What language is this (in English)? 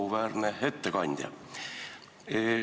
Estonian